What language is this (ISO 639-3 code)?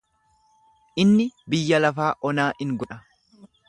orm